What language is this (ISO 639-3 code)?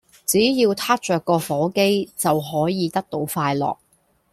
yue